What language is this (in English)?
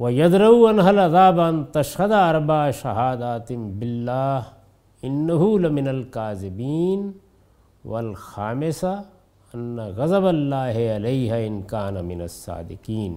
Urdu